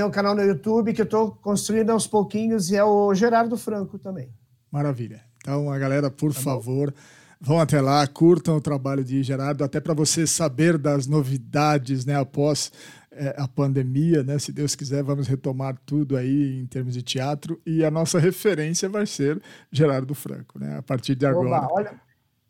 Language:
Portuguese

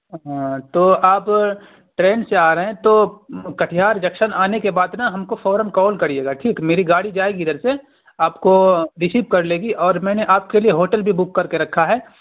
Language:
Urdu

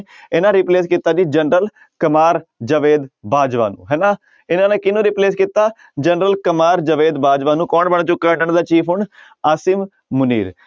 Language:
Punjabi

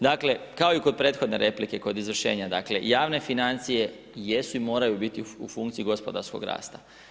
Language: Croatian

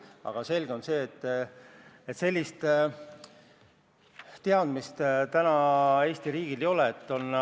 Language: Estonian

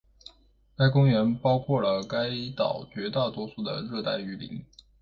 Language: Chinese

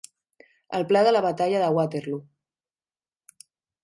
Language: Catalan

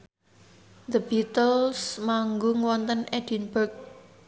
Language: Javanese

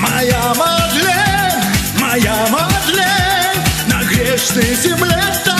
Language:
Ukrainian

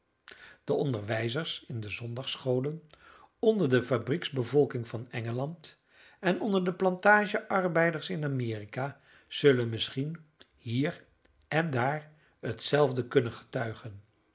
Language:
Dutch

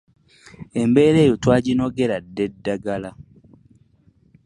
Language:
Ganda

